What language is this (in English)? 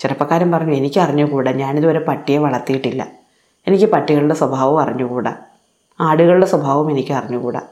Malayalam